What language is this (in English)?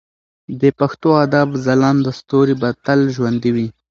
Pashto